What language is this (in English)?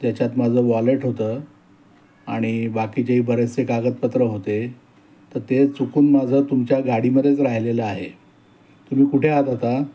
Marathi